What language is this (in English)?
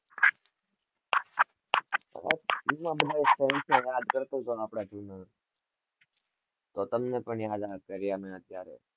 Gujarati